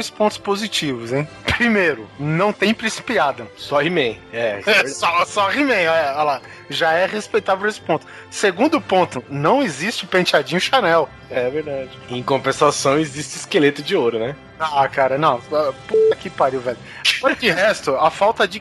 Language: Portuguese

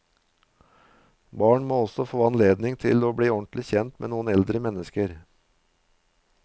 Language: Norwegian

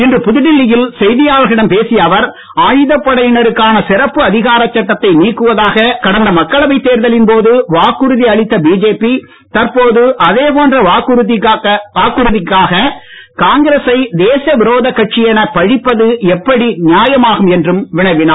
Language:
Tamil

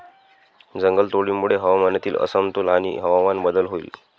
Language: Marathi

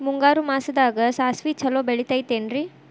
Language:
Kannada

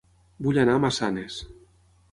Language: Catalan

